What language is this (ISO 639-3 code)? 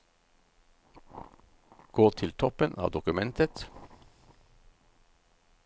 nor